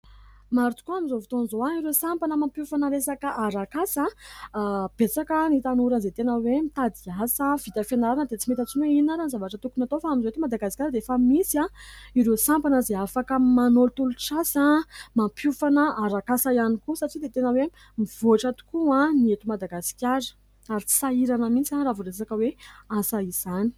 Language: Malagasy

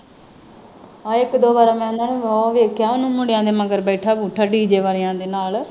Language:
Punjabi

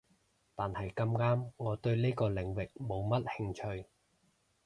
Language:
Cantonese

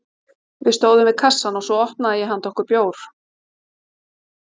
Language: Icelandic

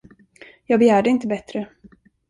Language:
Swedish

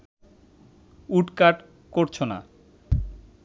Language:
Bangla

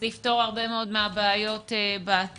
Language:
Hebrew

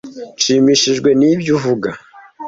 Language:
Kinyarwanda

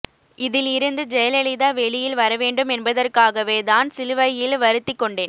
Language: Tamil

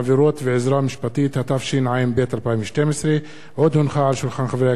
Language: Hebrew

